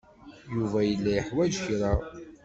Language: Kabyle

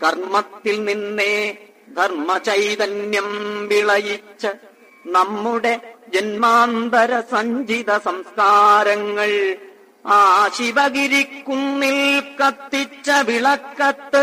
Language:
Malayalam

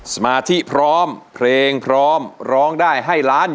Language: Thai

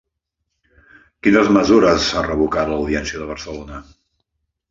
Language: Catalan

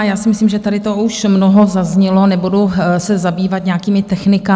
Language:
Czech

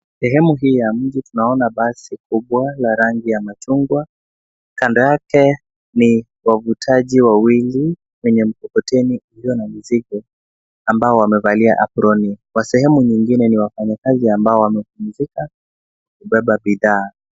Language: Swahili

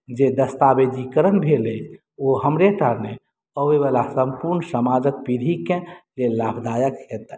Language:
Maithili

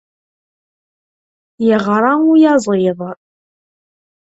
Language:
Kabyle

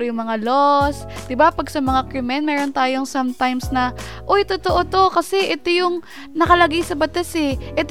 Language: Filipino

